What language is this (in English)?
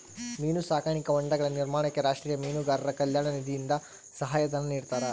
Kannada